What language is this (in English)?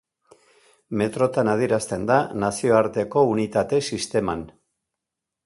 Basque